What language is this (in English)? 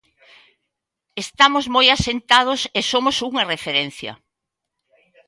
Galician